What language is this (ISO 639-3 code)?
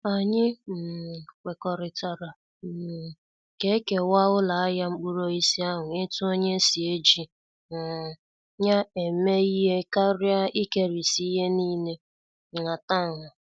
ibo